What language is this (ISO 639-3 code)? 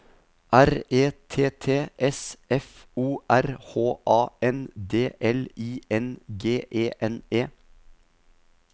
nor